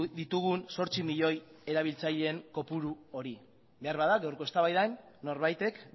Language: Basque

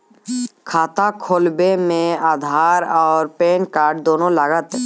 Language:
Maithili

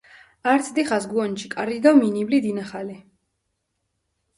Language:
Mingrelian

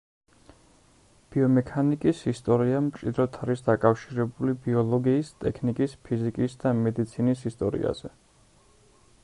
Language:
Georgian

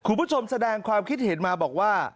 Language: Thai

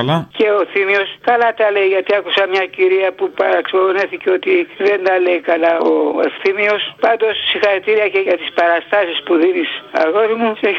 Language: Greek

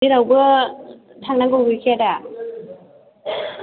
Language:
Bodo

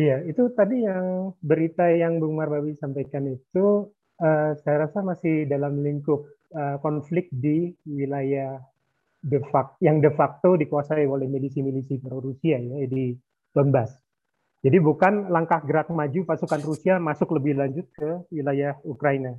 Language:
Indonesian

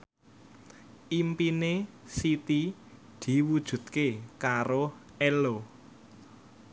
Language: Javanese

